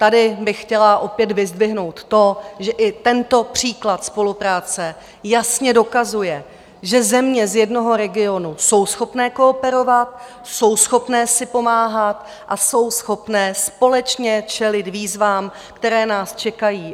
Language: Czech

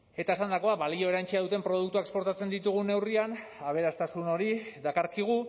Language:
Basque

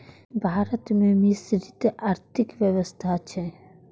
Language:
Maithili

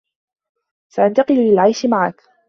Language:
Arabic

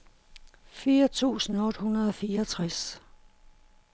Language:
Danish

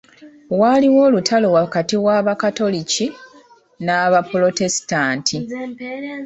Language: Ganda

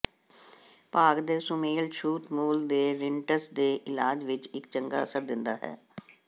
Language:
Punjabi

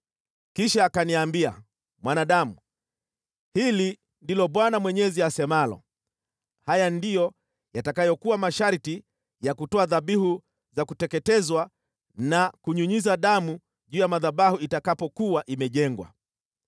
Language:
Swahili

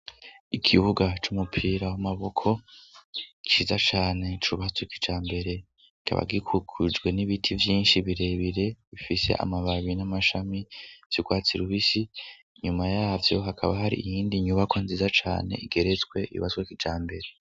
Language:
Rundi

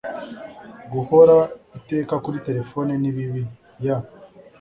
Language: Kinyarwanda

